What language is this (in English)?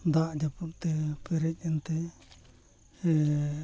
Santali